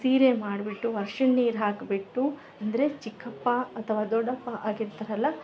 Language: Kannada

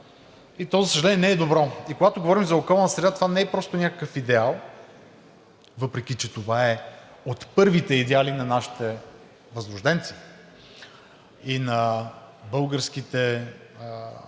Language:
Bulgarian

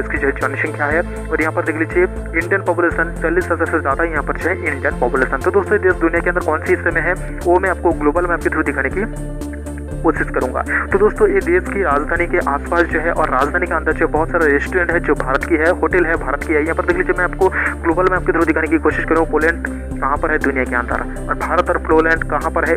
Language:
Hindi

